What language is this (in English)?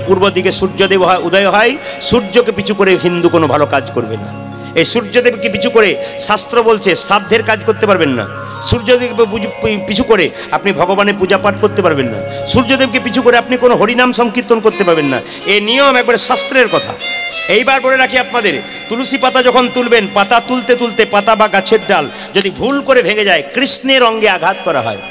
Hindi